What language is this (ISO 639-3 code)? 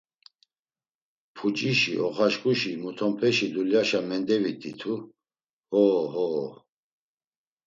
lzz